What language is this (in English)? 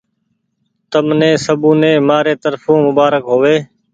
Goaria